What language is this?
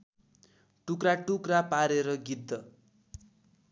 Nepali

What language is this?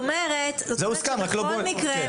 Hebrew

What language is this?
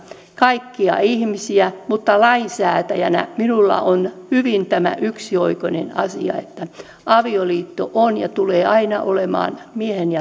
Finnish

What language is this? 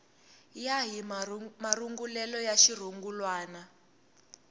Tsonga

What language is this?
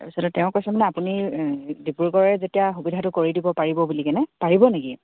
Assamese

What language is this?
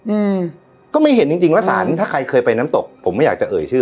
Thai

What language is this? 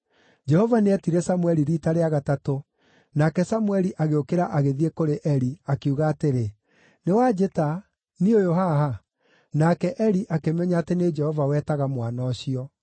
Kikuyu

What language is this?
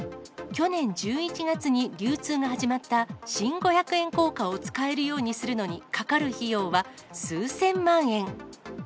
Japanese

